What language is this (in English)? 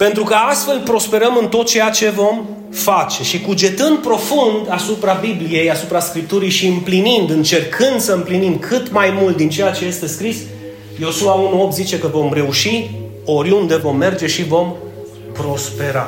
Romanian